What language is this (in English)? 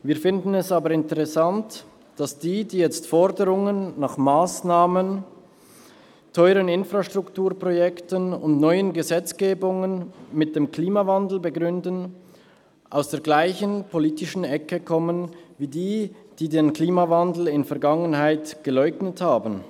Swiss German